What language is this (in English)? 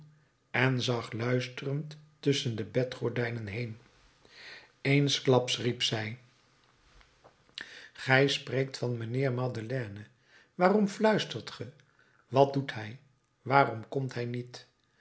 Dutch